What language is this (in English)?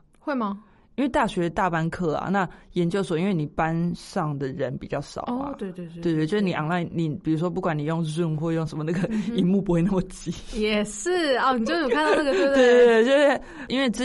Chinese